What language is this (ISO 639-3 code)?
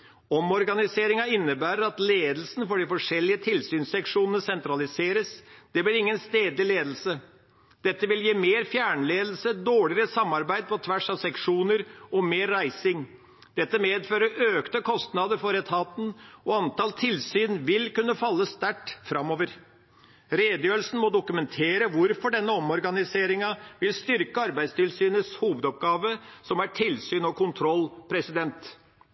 nob